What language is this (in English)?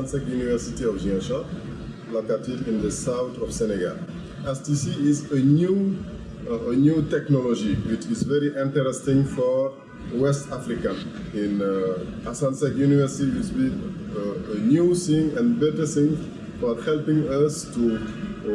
English